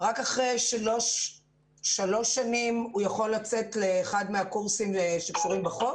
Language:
Hebrew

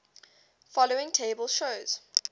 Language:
English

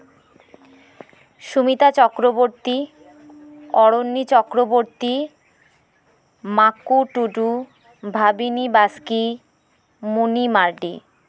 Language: Santali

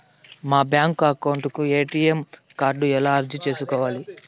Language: Telugu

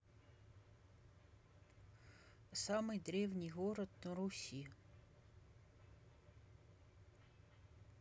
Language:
Russian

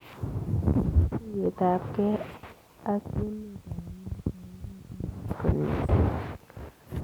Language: Kalenjin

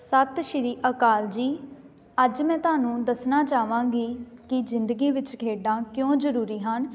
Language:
Punjabi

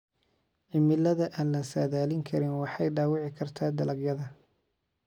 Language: Somali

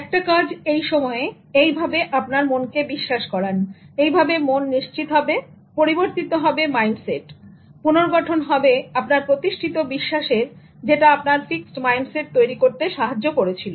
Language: Bangla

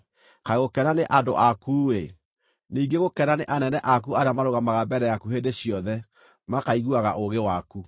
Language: Kikuyu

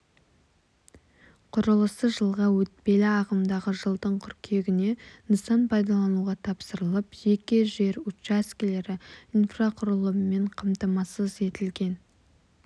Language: Kazakh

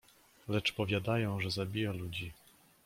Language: Polish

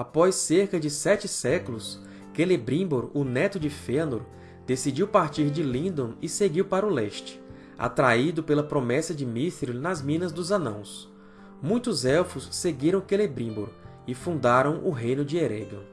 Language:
Portuguese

